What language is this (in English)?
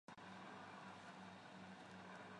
Chinese